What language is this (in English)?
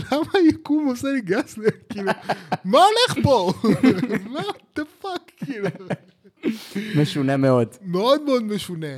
Hebrew